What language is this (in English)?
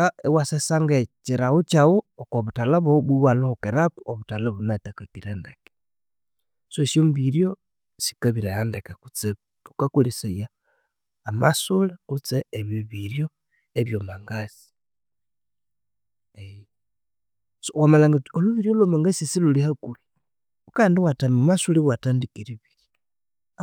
Konzo